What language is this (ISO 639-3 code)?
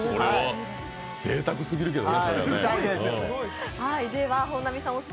jpn